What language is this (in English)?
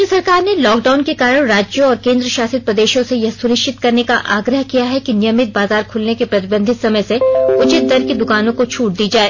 Hindi